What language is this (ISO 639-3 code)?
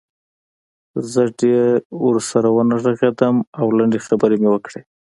pus